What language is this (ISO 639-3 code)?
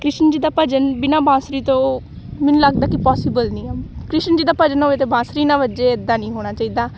pan